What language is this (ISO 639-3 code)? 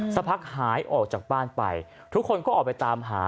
tha